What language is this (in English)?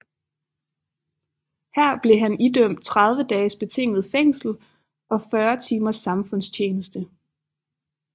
Danish